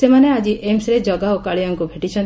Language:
Odia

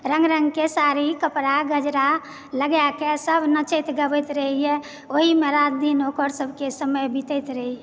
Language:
Maithili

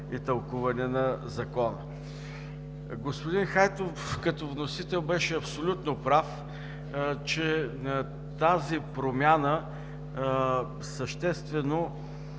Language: Bulgarian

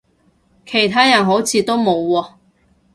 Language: Cantonese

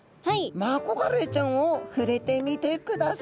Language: Japanese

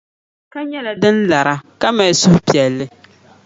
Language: Dagbani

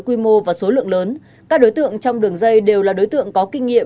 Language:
Vietnamese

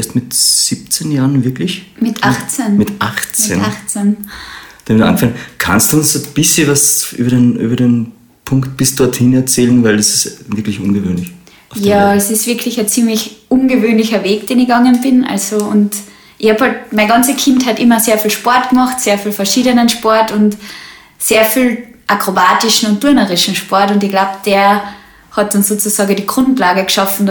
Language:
German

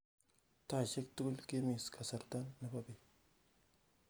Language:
Kalenjin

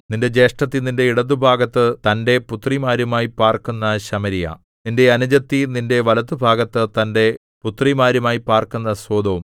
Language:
Malayalam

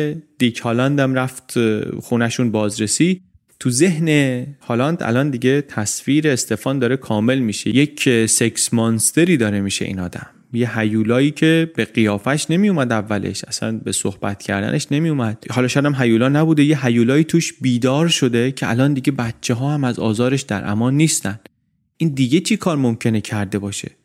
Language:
Persian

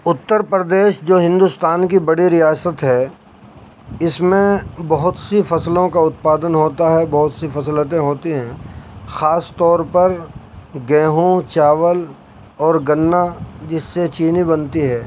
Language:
Urdu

